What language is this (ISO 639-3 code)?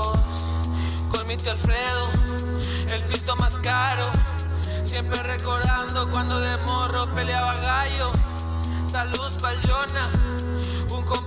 spa